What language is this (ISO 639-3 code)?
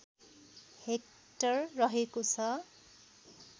nep